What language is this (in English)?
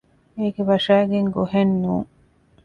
Divehi